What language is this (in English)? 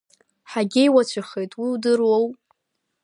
Abkhazian